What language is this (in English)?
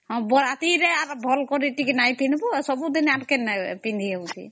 Odia